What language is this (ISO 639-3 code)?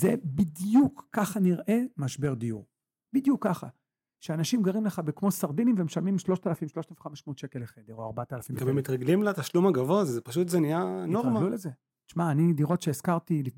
heb